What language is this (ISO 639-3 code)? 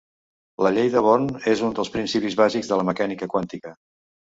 cat